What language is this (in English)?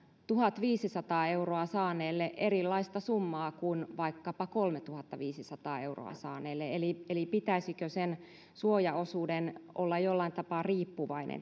Finnish